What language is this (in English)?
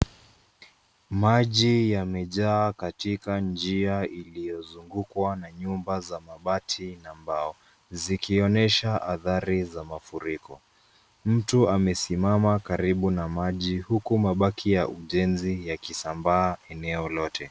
Swahili